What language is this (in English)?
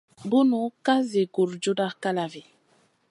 Masana